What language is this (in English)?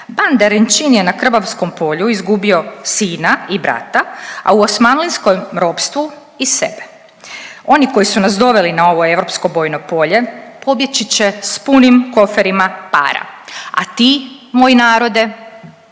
Croatian